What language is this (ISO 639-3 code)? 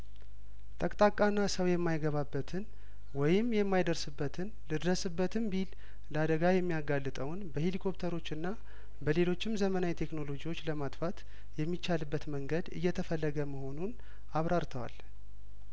amh